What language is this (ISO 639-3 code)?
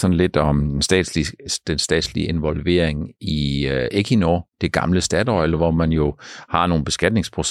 dan